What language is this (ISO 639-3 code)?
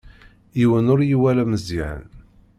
kab